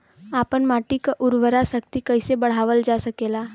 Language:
Bhojpuri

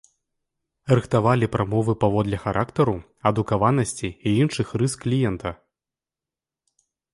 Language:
Belarusian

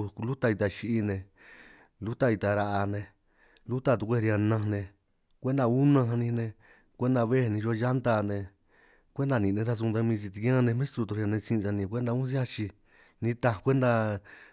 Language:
San Martín Itunyoso Triqui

